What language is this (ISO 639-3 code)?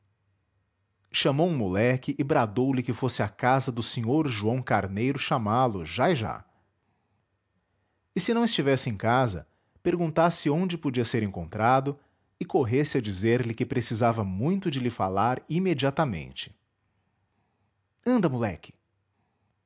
por